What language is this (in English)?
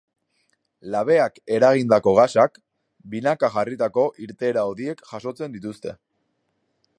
Basque